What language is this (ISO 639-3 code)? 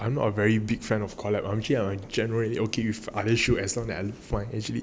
eng